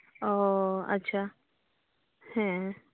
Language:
Santali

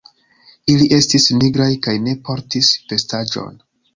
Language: Esperanto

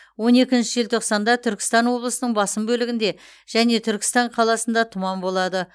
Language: Kazakh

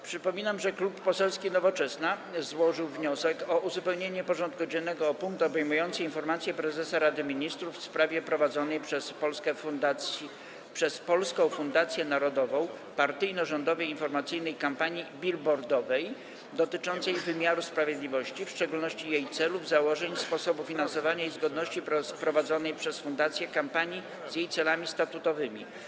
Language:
Polish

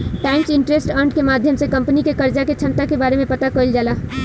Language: Bhojpuri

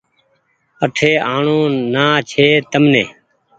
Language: Goaria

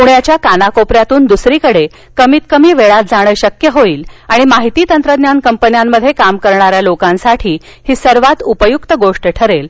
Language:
Marathi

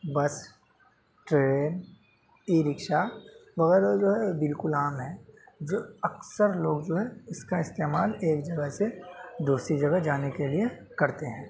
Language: Urdu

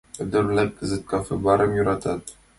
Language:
Mari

